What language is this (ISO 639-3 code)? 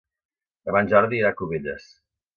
cat